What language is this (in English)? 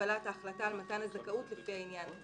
Hebrew